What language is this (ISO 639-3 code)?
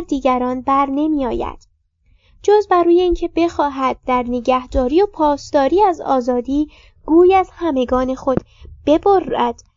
fas